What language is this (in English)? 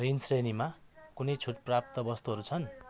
Nepali